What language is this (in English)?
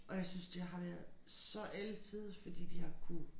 Danish